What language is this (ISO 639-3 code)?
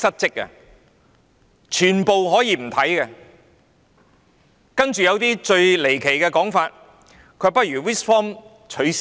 yue